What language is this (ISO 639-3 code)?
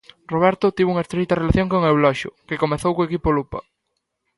glg